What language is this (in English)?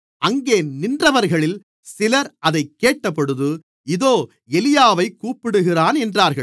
Tamil